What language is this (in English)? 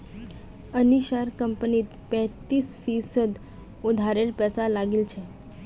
Magahi